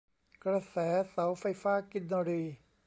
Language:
Thai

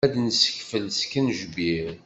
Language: Kabyle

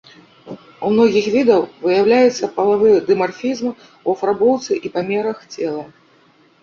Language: Belarusian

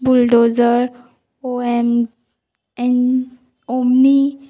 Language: Konkani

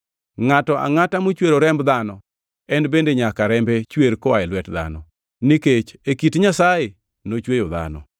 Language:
Luo (Kenya and Tanzania)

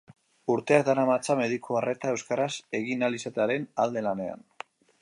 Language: Basque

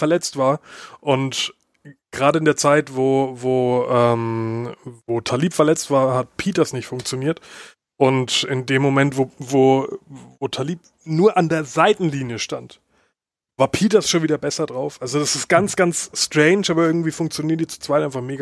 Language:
German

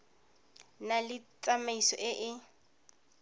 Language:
Tswana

